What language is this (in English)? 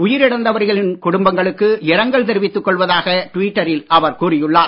Tamil